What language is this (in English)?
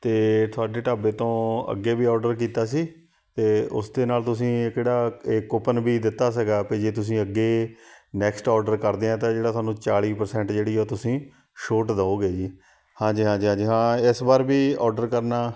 Punjabi